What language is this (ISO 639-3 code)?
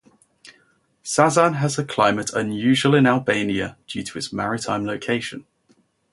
eng